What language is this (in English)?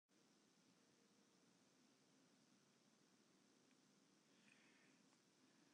Western Frisian